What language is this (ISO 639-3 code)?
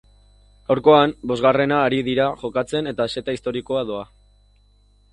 eus